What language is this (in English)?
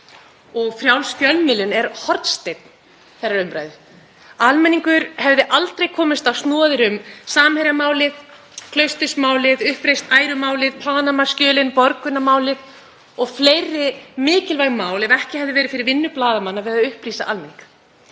Icelandic